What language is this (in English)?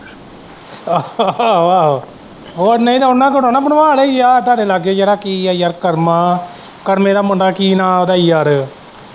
Punjabi